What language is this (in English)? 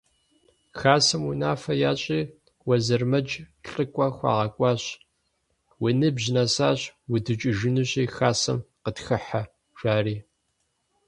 Kabardian